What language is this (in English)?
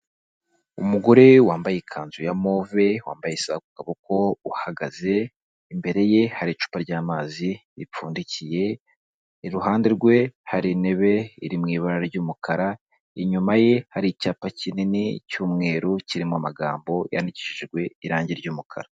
Kinyarwanda